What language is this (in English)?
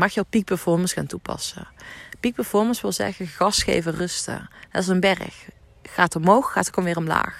Dutch